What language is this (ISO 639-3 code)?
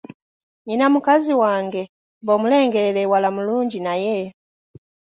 lug